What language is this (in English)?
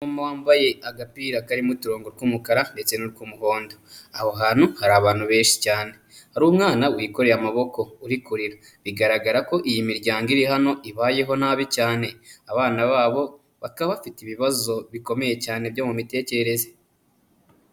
Kinyarwanda